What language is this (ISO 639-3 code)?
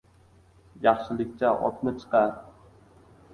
uzb